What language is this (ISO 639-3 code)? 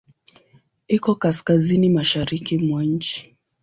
swa